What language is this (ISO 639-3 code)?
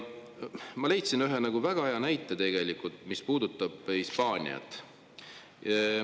est